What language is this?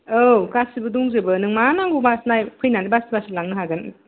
Bodo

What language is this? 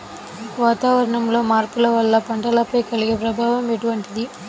Telugu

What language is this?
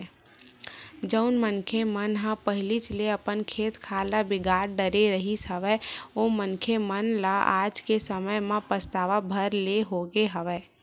Chhattisgarhi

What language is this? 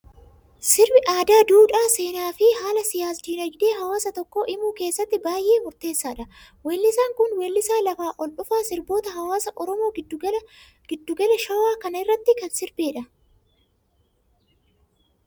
Oromo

